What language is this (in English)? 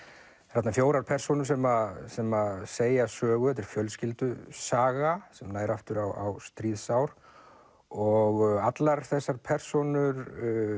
Icelandic